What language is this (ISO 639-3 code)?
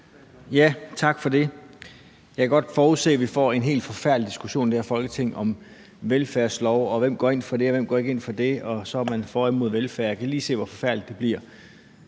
dan